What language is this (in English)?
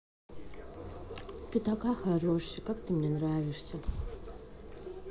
Russian